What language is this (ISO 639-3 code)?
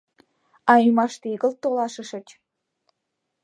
chm